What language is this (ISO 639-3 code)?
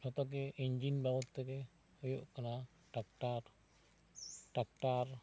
sat